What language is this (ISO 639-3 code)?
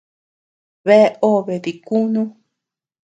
cux